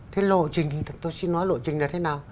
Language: Vietnamese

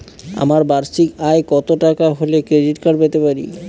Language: Bangla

